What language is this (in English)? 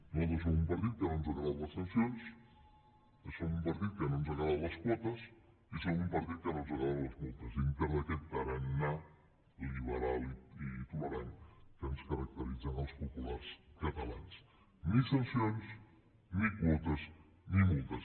Catalan